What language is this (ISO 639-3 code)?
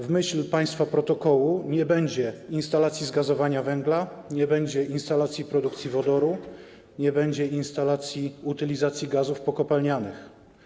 pol